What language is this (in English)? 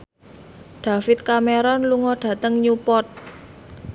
Javanese